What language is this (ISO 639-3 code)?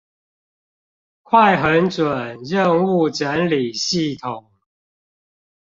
zho